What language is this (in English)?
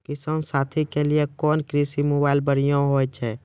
Maithili